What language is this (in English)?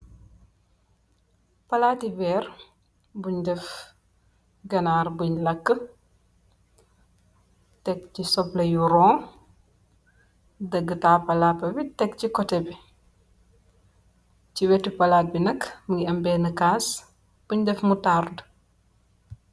Wolof